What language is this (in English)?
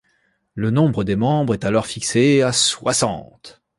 French